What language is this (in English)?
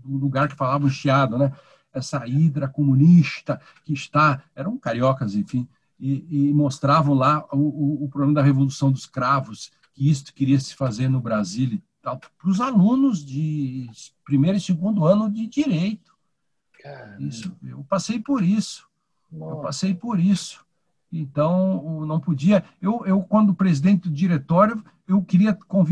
Portuguese